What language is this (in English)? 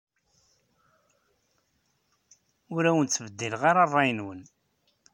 Kabyle